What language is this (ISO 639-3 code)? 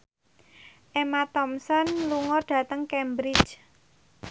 jav